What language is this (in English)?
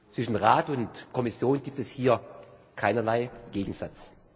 German